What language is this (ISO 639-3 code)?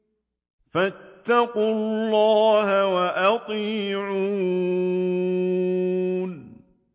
ara